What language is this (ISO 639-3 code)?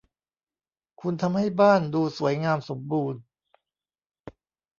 tha